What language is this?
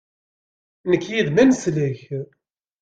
Kabyle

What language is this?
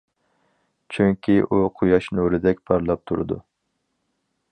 Uyghur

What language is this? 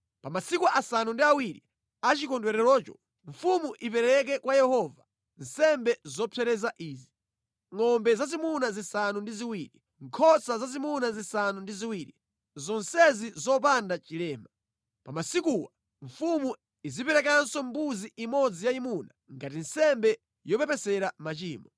Nyanja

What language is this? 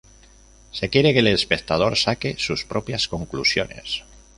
Spanish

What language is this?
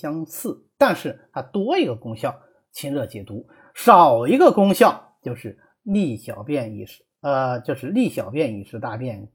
Chinese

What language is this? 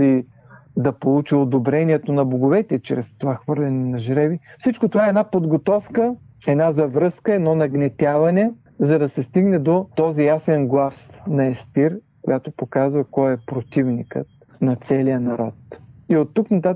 Bulgarian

